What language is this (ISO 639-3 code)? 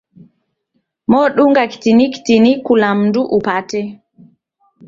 dav